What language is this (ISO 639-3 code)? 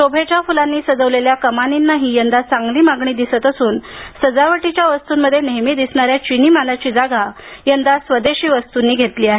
mar